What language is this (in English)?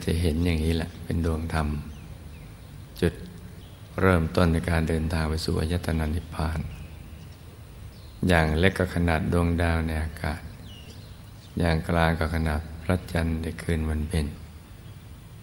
Thai